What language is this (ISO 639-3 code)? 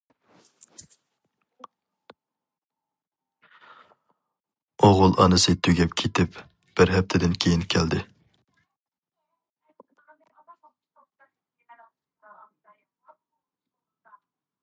uig